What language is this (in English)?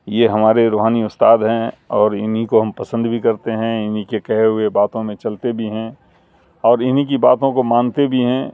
Urdu